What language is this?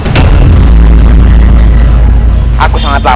Indonesian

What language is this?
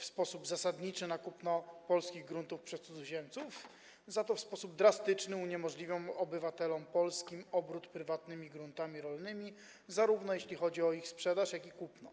Polish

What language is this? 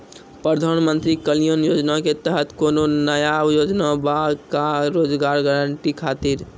Maithili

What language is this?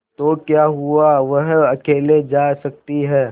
Hindi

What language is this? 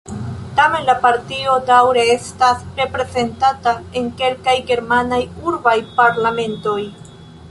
Esperanto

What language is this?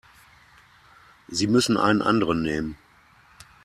German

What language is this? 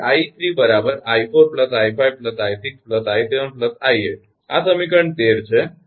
Gujarati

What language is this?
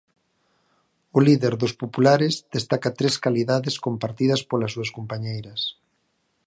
Galician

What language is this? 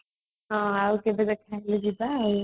Odia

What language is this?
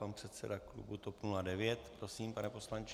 Czech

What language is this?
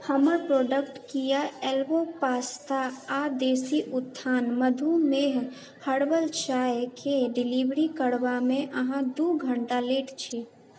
Maithili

